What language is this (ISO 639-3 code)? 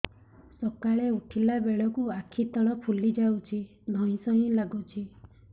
ori